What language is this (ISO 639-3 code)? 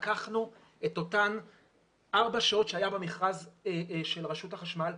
heb